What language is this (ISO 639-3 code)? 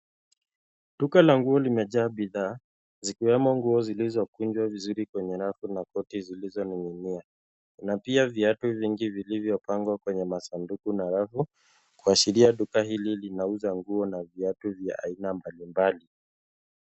swa